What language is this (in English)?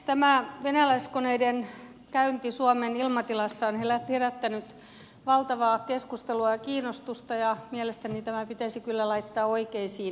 Finnish